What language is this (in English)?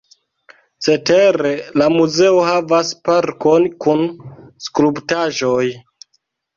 Esperanto